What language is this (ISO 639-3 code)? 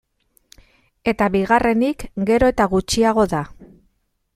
eus